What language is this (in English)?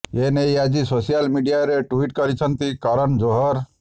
Odia